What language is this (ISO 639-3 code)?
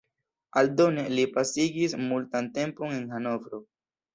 epo